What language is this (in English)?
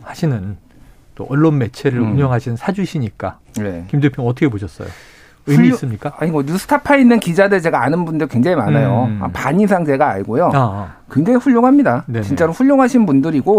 Korean